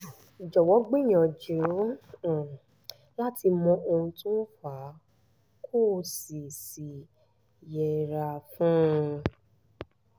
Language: Yoruba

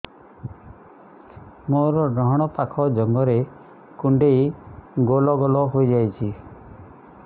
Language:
Odia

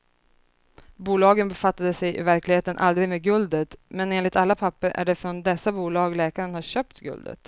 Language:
Swedish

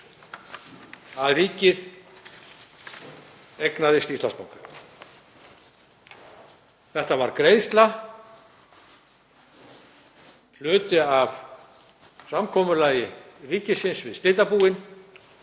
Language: Icelandic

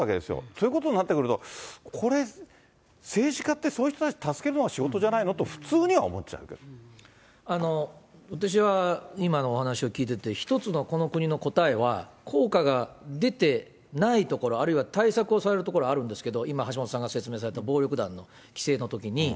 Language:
Japanese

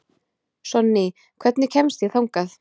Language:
Icelandic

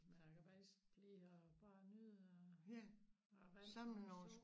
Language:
Danish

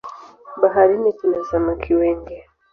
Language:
Swahili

